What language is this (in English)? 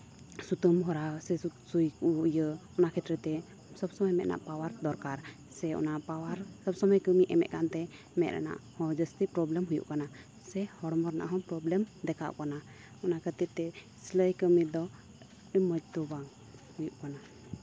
Santali